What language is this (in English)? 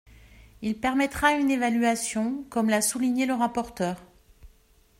French